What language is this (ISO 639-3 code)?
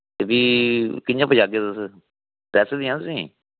doi